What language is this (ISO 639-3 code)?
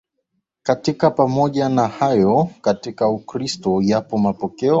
swa